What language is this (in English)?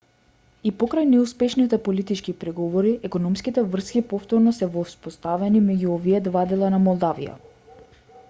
Macedonian